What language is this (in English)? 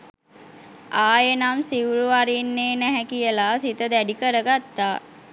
Sinhala